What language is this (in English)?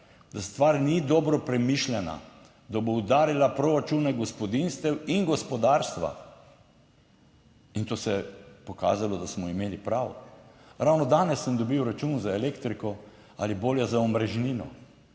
Slovenian